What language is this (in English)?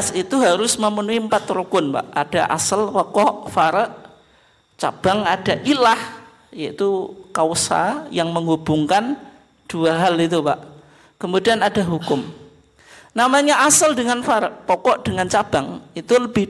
Indonesian